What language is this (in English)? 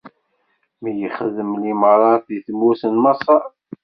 Kabyle